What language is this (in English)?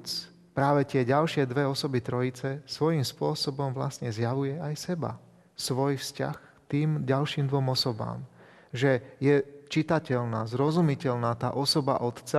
Slovak